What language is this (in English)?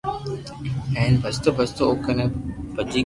Loarki